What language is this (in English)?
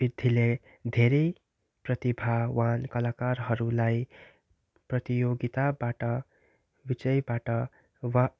Nepali